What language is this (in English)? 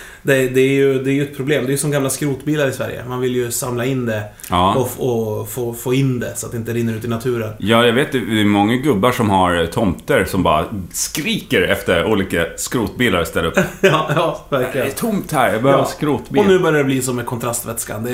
Swedish